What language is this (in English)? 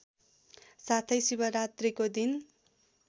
Nepali